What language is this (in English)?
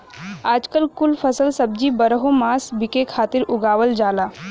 Bhojpuri